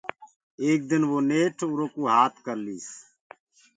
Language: Gurgula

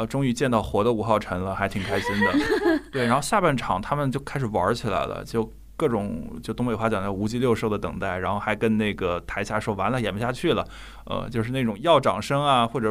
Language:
Chinese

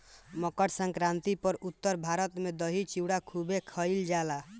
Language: Bhojpuri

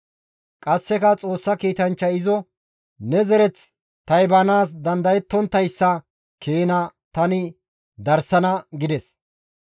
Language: Gamo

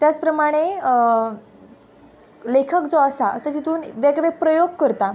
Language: Konkani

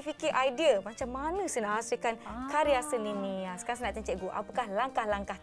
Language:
Malay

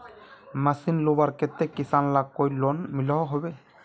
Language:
Magahi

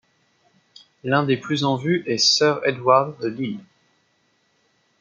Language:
French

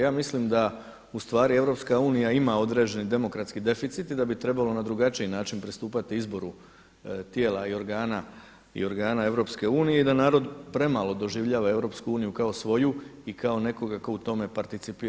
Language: Croatian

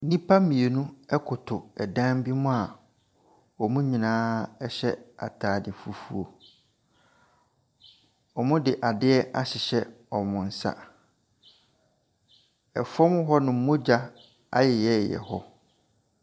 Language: Akan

